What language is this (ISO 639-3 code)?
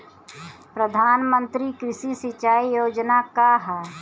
bho